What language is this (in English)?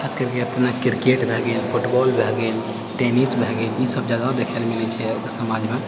Maithili